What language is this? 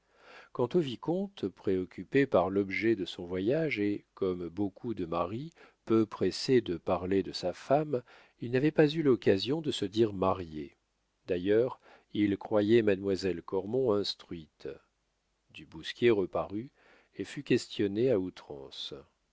French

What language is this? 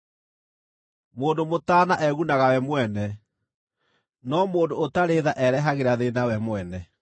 Kikuyu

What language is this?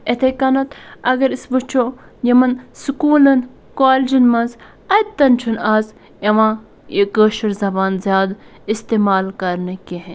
Kashmiri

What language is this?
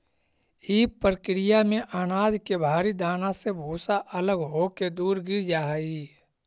Magahi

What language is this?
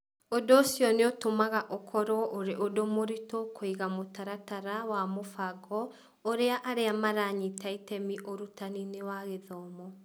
Kikuyu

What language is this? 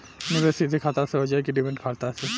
Bhojpuri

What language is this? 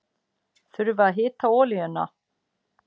Icelandic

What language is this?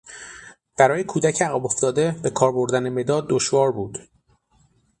Persian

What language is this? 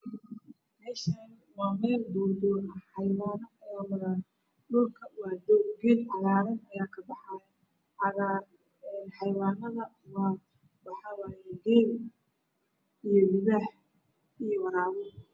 Somali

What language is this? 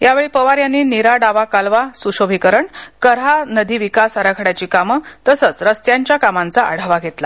Marathi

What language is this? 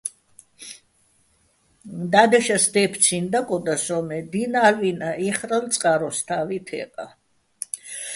Bats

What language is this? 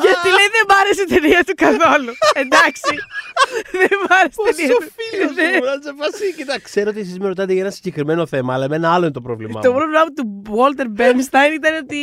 Greek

